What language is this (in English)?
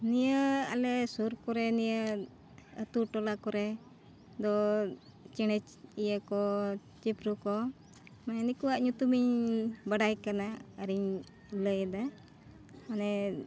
Santali